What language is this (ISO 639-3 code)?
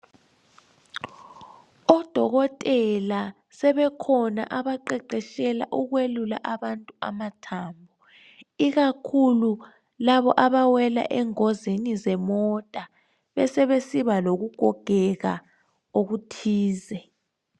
nde